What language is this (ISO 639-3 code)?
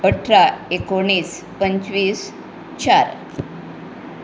kok